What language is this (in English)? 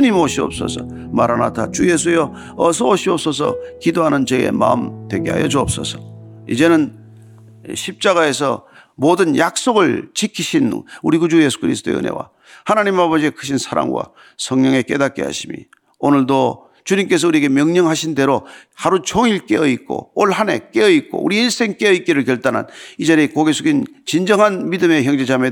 Korean